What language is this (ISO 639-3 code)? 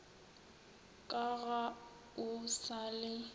nso